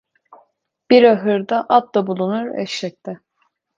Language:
Turkish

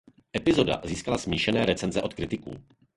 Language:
Czech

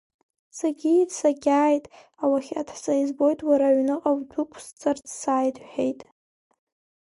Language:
Abkhazian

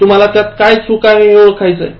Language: Marathi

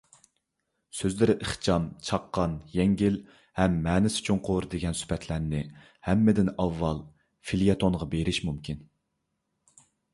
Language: Uyghur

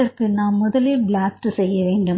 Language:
Tamil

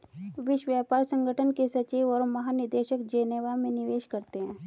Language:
Hindi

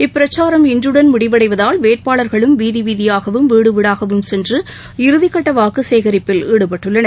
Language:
Tamil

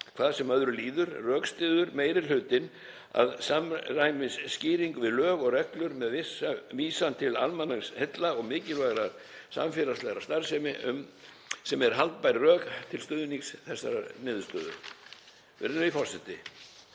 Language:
Icelandic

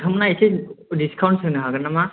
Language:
Bodo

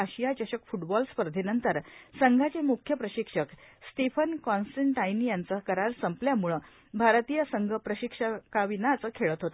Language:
Marathi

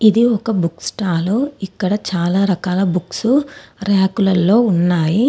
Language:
Telugu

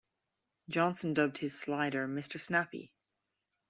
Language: English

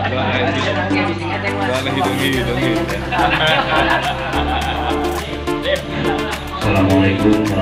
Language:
Indonesian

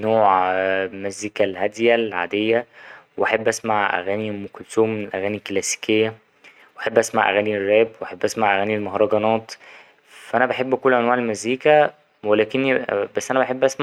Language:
Egyptian Arabic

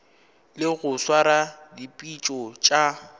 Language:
Northern Sotho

